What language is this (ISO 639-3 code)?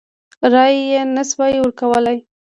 pus